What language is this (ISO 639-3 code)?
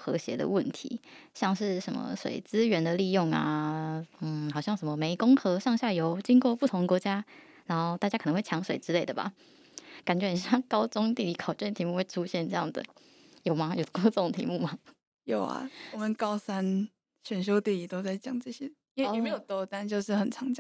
zho